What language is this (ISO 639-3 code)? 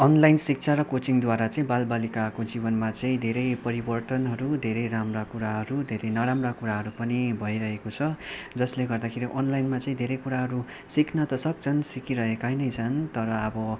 nep